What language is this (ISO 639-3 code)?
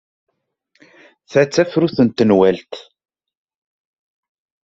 kab